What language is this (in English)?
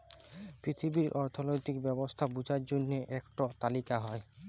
Bangla